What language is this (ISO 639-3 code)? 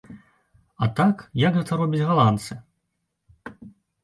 bel